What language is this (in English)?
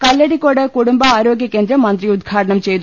Malayalam